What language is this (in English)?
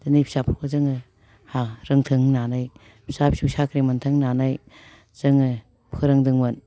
Bodo